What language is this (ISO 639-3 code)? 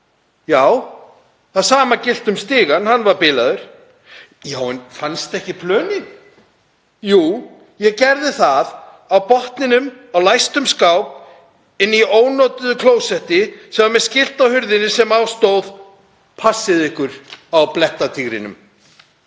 isl